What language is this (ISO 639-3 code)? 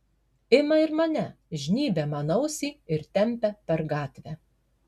lit